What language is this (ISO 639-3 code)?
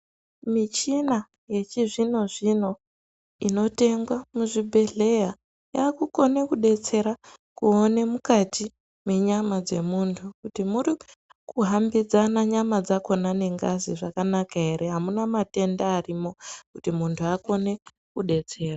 ndc